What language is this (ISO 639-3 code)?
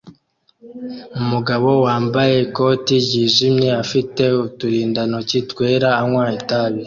kin